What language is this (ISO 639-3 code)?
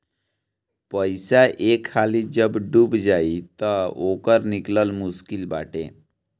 bho